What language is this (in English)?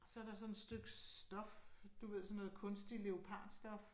Danish